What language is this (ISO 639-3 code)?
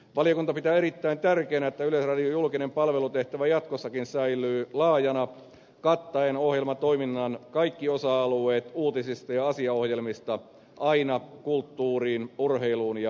fin